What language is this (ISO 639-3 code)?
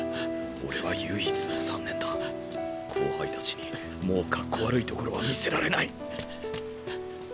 jpn